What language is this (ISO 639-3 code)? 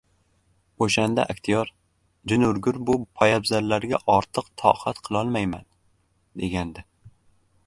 uzb